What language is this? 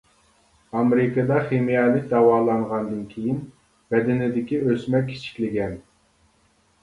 Uyghur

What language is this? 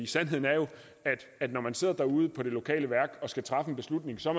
Danish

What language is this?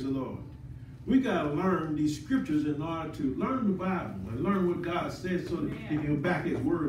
English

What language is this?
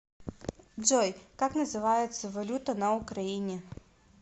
Russian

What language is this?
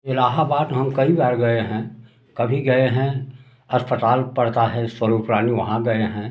Hindi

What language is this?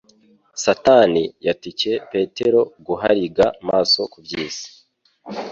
Kinyarwanda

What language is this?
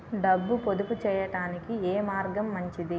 Telugu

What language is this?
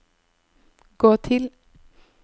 Norwegian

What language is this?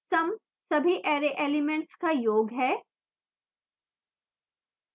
Hindi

